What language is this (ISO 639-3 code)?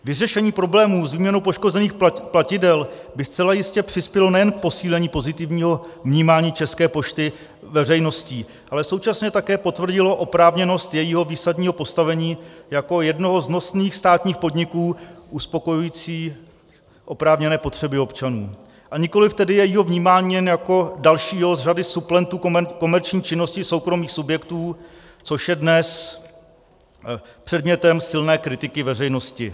ces